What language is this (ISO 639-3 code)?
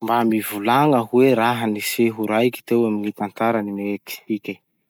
msh